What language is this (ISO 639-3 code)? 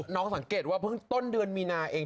tha